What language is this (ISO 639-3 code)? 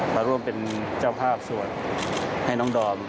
tha